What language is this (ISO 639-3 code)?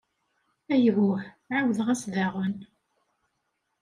kab